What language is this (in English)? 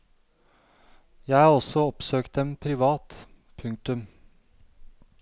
Norwegian